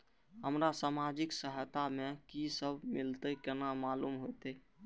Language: Maithili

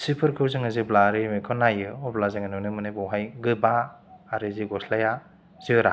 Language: Bodo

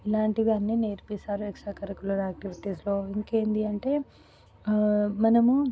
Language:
Telugu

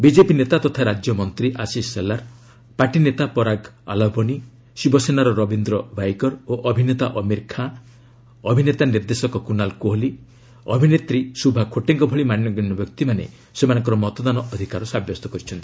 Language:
Odia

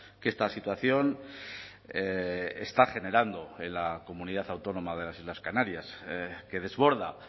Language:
Spanish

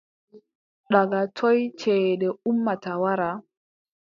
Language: Adamawa Fulfulde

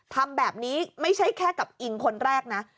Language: Thai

